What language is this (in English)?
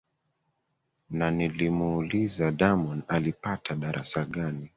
Swahili